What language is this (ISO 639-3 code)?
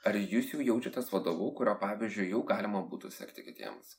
lit